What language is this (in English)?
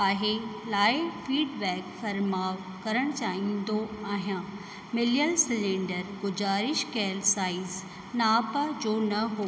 Sindhi